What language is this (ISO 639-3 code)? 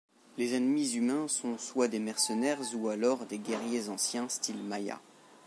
fra